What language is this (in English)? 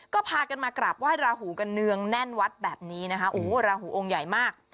Thai